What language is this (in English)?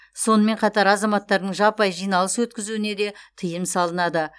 Kazakh